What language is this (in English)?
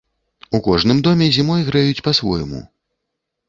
Belarusian